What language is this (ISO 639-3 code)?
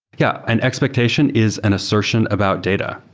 eng